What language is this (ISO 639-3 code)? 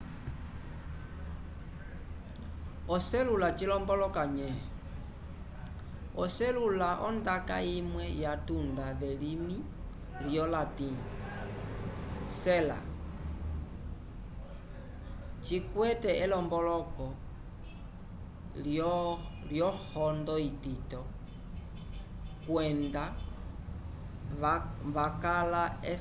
umb